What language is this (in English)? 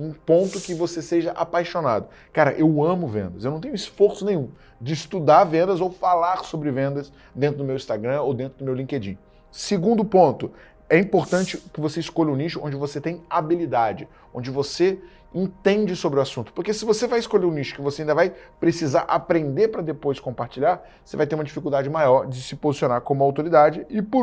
Portuguese